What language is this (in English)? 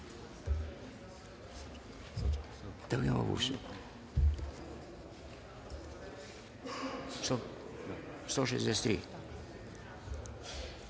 Serbian